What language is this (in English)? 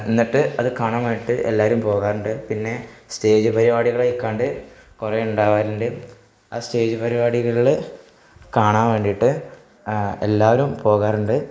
Malayalam